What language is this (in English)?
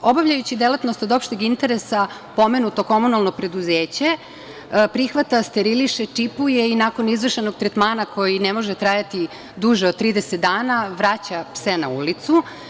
Serbian